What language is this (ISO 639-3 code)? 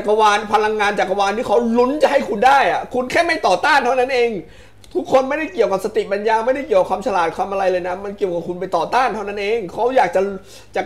tha